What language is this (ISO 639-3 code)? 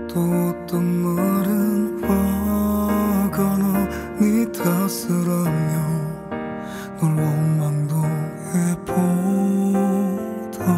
kor